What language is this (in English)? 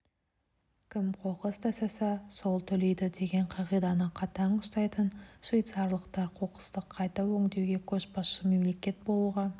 Kazakh